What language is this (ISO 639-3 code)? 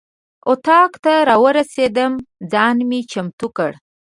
pus